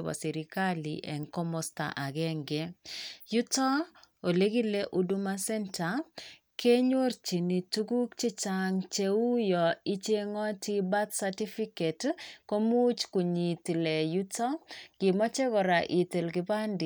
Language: Kalenjin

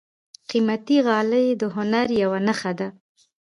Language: Pashto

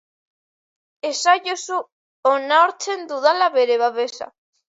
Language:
Basque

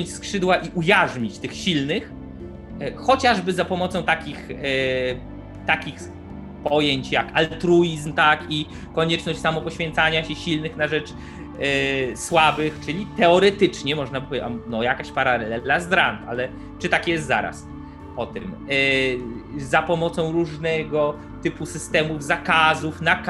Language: Polish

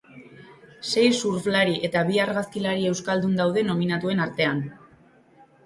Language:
Basque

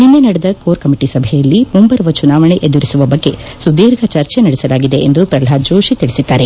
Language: Kannada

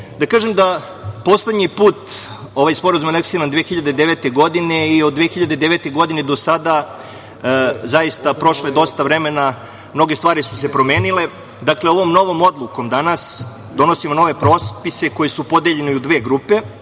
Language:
Serbian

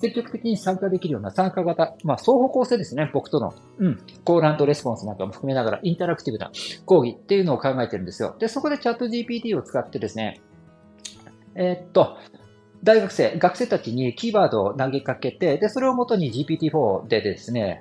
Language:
Japanese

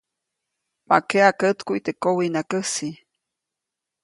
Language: Copainalá Zoque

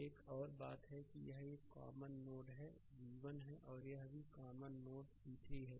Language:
Hindi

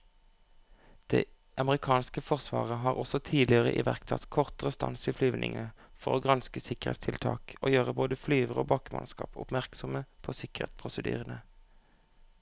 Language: Norwegian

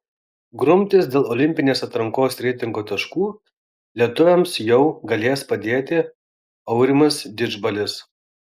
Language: Lithuanian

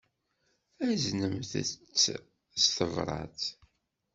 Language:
Kabyle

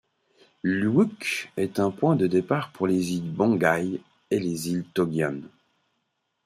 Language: French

